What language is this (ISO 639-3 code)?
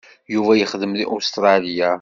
kab